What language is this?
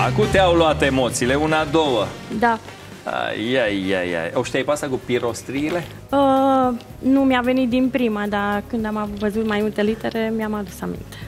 Romanian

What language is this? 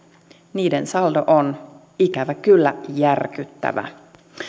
Finnish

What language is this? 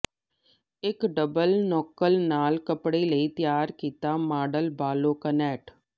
Punjabi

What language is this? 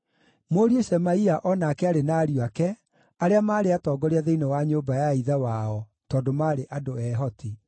Kikuyu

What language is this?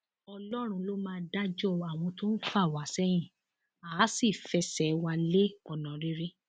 Yoruba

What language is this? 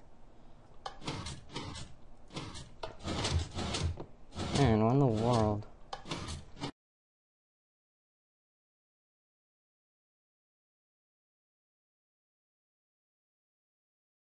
English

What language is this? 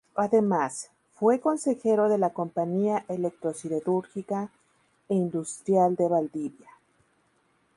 Spanish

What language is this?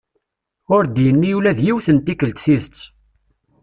Kabyle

